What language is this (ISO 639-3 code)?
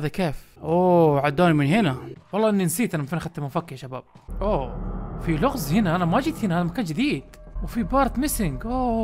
ara